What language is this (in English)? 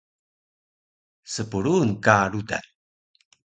Taroko